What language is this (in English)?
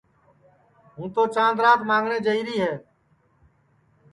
Sansi